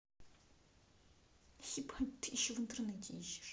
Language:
Russian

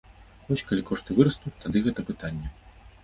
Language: Belarusian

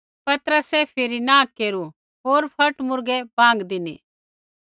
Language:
Kullu Pahari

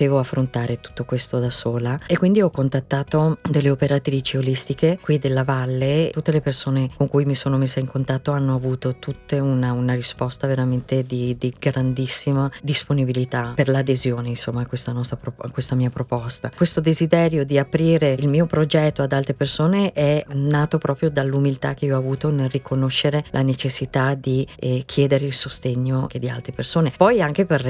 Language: Italian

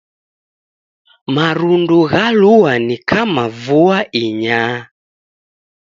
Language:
Taita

